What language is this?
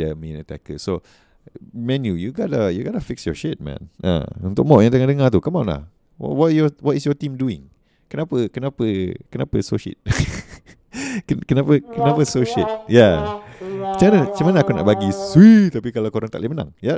Malay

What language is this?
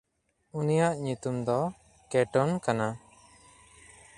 Santali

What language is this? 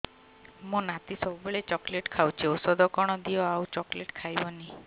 Odia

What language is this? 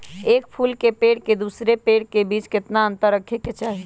Magahi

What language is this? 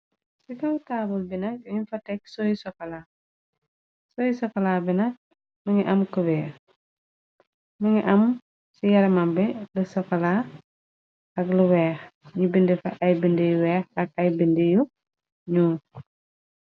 Wolof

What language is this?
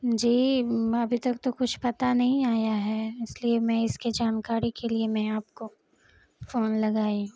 Urdu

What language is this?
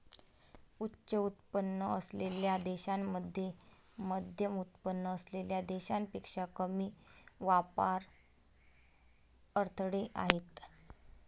Marathi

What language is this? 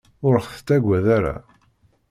Kabyle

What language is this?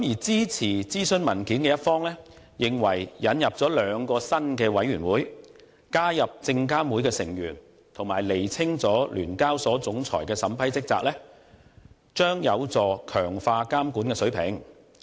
Cantonese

